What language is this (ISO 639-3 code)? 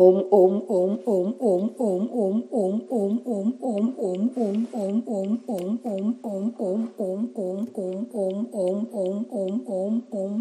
mar